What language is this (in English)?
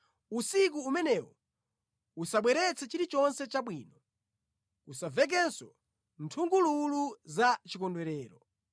Nyanja